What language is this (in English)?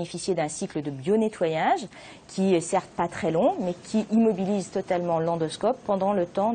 French